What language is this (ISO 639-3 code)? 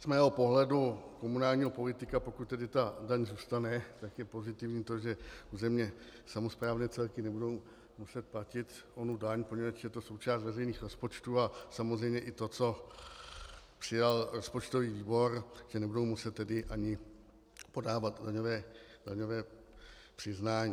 ces